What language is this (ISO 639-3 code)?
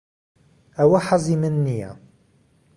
ckb